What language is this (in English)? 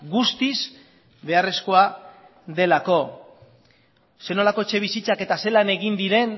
Basque